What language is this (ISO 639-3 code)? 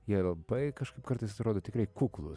lit